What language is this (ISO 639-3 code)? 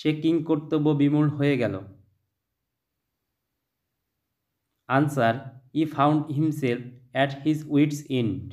hin